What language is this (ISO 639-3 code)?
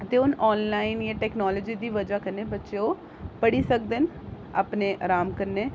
doi